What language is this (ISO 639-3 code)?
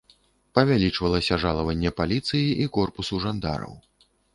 bel